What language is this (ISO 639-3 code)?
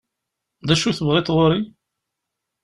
kab